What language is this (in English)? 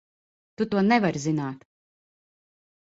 Latvian